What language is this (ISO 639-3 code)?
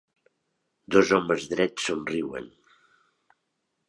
cat